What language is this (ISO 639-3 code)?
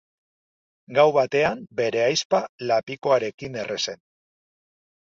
eus